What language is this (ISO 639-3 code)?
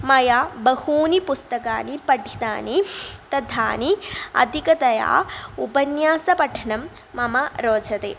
san